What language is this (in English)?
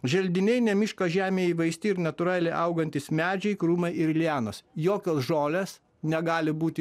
Lithuanian